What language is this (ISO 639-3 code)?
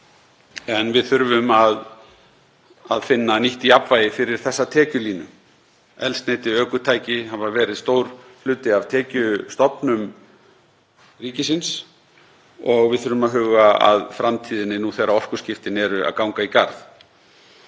isl